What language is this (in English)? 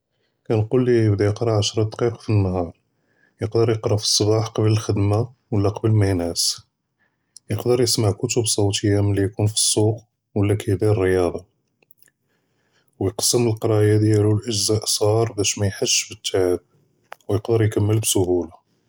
Judeo-Arabic